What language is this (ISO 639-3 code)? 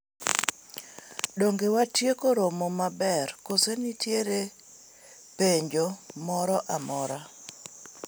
luo